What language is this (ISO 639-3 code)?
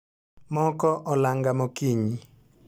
luo